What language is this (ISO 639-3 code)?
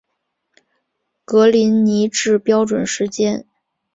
zho